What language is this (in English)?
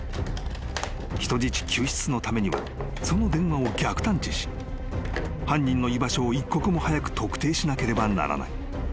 Japanese